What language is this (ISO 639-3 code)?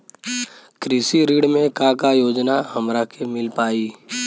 bho